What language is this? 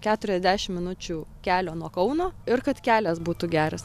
Lithuanian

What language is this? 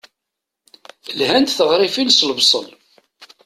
Kabyle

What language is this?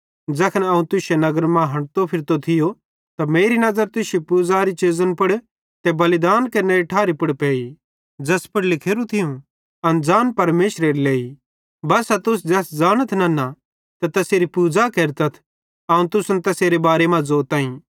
Bhadrawahi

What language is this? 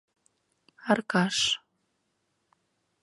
Mari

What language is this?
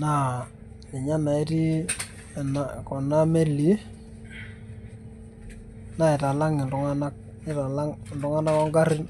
Masai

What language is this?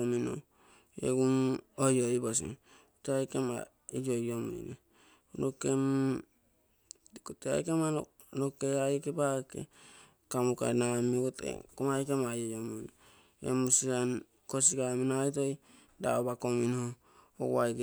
Terei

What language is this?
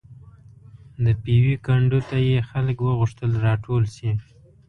Pashto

